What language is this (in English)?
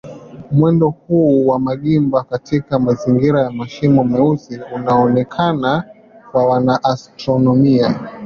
Swahili